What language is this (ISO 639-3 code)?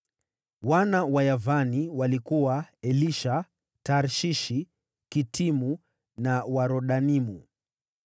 swa